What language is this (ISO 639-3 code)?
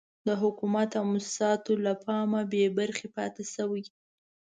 pus